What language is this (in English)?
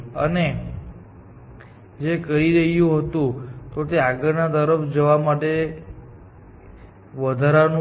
Gujarati